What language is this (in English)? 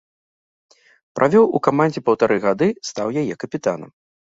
Belarusian